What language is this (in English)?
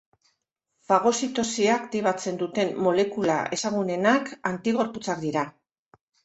Basque